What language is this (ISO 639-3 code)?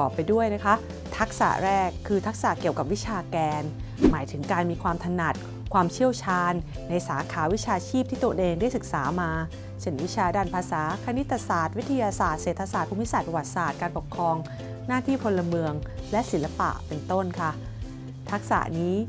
tha